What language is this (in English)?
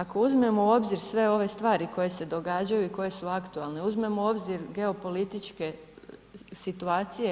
Croatian